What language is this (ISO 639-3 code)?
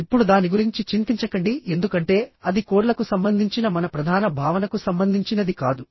tel